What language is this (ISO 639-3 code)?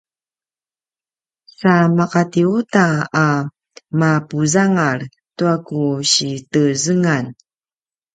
pwn